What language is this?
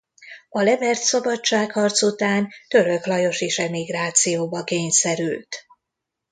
Hungarian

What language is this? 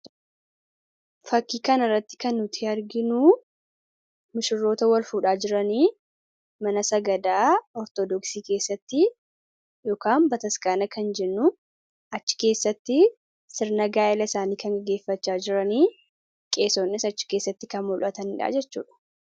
Oromo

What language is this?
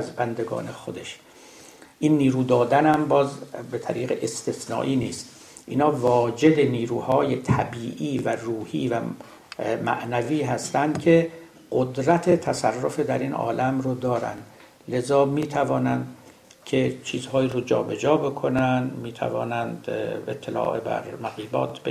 Persian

